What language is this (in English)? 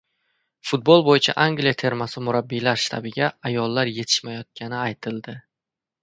Uzbek